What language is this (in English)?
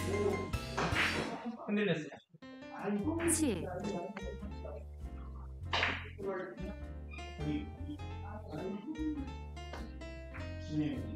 Korean